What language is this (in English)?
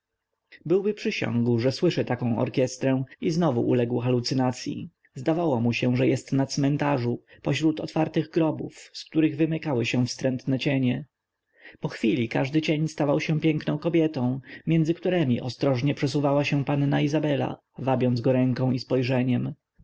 Polish